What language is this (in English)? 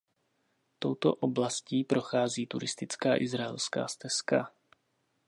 Czech